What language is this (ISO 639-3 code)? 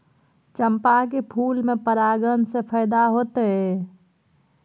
mai